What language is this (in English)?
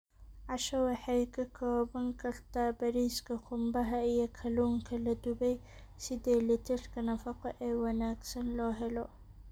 Somali